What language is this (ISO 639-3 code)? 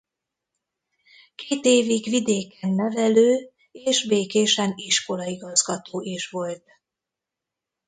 hun